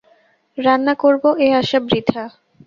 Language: Bangla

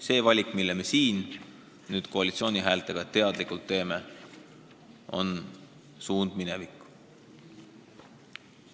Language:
Estonian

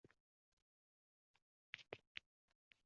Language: Uzbek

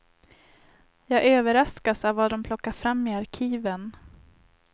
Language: Swedish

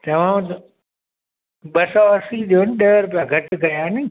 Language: Sindhi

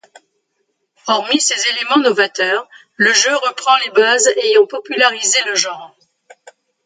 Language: French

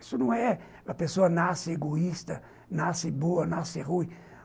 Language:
Portuguese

